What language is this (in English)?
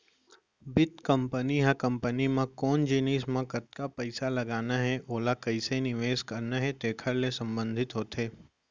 Chhattisgarhi